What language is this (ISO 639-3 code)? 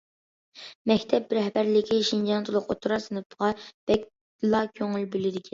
uig